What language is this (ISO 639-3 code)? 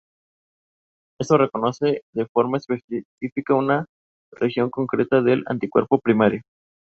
spa